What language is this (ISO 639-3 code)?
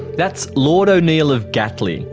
eng